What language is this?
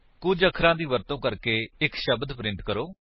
Punjabi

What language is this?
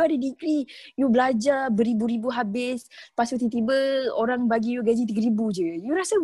Malay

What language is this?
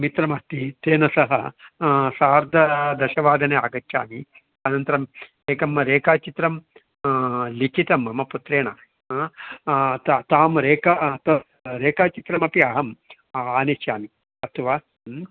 Sanskrit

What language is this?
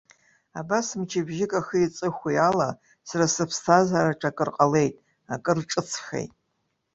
Abkhazian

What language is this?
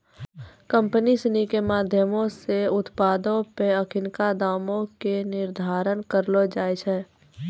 Maithili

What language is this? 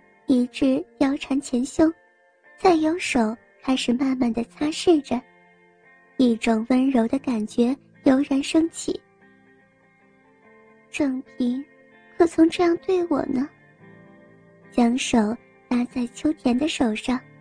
Chinese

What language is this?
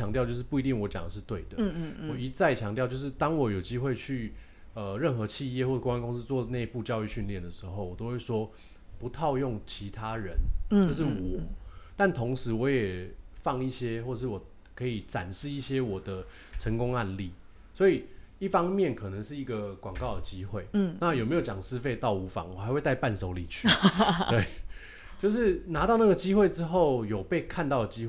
Chinese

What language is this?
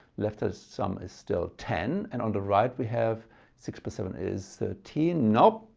English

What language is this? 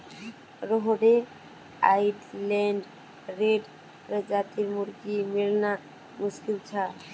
Magahi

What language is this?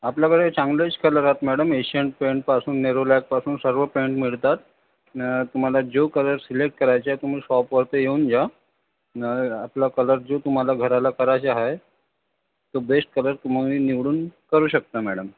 Marathi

